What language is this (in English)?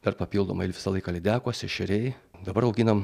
Lithuanian